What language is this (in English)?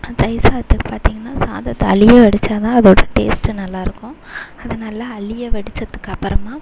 Tamil